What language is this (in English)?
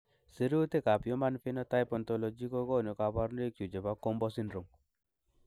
Kalenjin